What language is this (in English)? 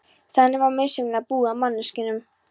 Icelandic